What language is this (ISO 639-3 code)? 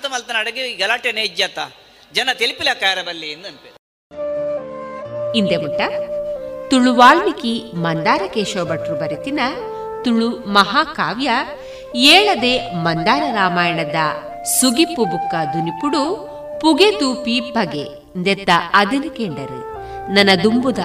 kan